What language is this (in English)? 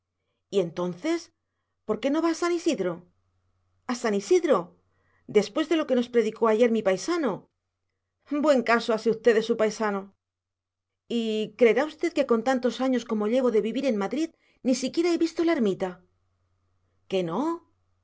Spanish